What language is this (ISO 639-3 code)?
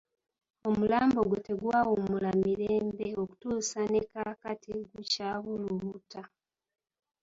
lug